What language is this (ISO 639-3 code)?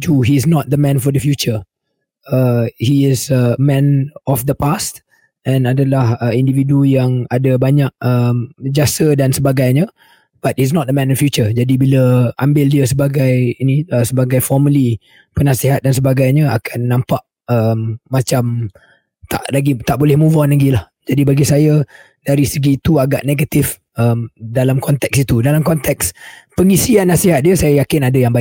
msa